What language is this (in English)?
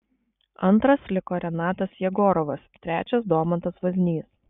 Lithuanian